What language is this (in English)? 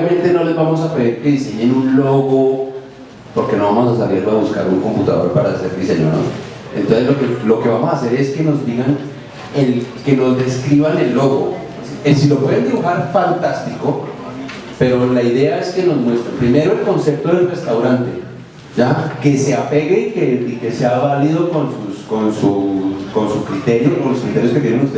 Spanish